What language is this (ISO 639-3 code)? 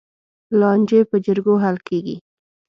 pus